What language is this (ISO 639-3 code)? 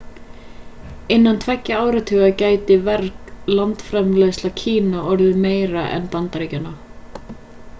isl